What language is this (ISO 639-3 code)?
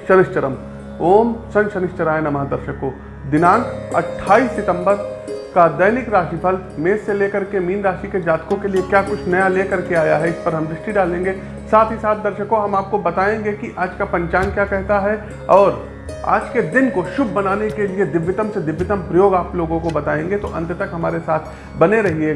hin